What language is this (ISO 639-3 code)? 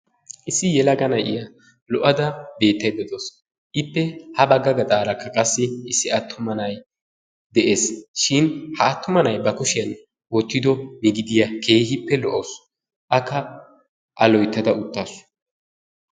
wal